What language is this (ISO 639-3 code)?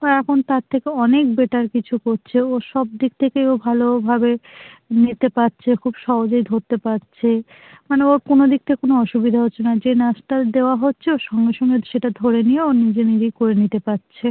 ben